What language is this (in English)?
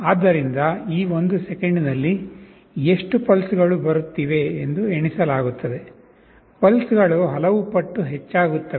Kannada